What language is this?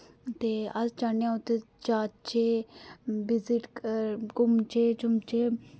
Dogri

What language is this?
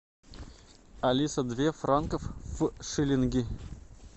Russian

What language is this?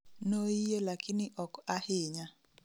Luo (Kenya and Tanzania)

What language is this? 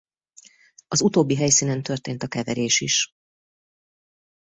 Hungarian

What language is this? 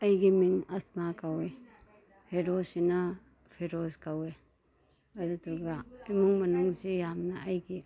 Manipuri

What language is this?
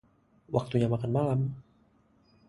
Indonesian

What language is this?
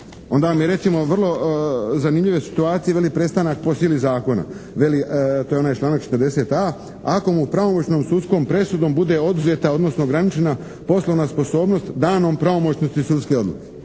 Croatian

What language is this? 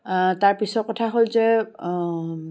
Assamese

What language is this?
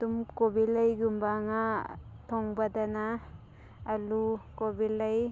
Manipuri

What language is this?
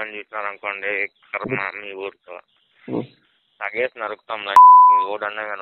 Indonesian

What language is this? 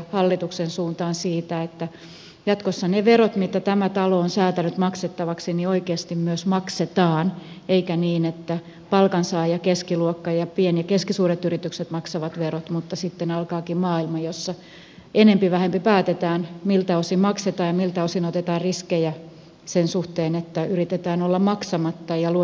Finnish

